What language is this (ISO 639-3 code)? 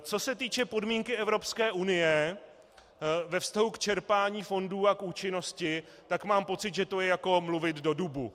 ces